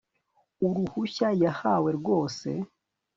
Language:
Kinyarwanda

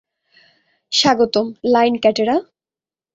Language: Bangla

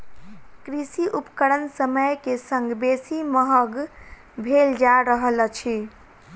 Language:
Maithili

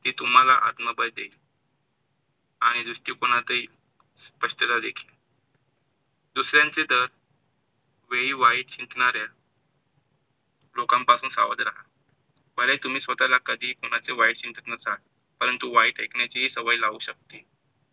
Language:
Marathi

